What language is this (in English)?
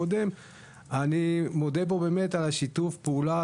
Hebrew